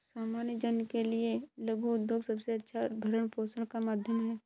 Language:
Hindi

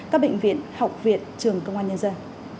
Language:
Vietnamese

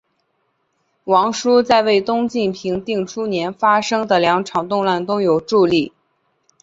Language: Chinese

